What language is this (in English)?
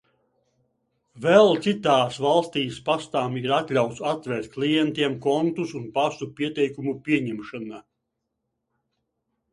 Latvian